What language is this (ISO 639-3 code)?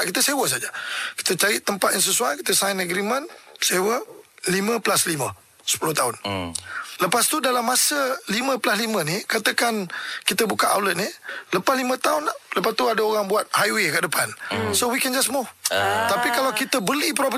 msa